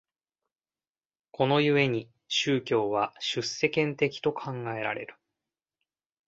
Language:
Japanese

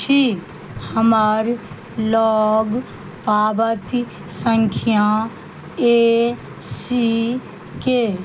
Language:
Maithili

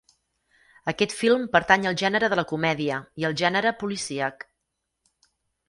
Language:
Catalan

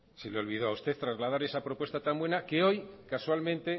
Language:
Spanish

